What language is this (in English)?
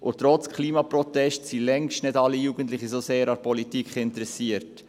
Swiss German